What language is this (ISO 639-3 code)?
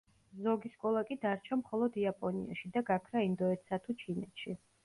kat